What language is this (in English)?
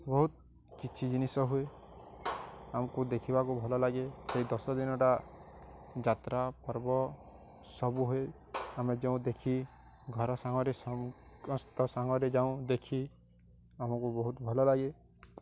Odia